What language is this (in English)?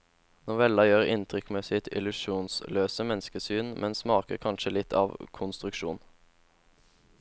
Norwegian